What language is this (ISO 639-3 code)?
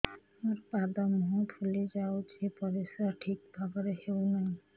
ori